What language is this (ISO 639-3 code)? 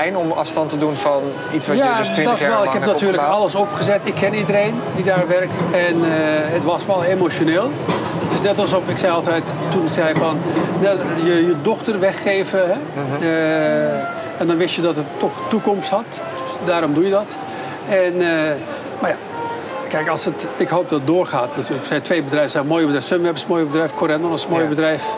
nld